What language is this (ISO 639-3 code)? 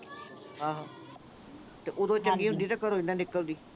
pan